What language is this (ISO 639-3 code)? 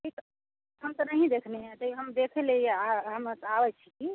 mai